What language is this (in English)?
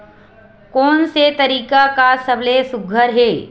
Chhattisgarhi